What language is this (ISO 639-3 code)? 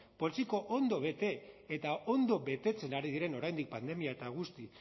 eus